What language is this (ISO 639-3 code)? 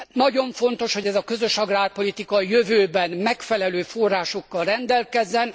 hun